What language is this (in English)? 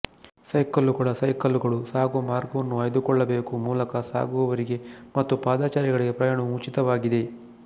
Kannada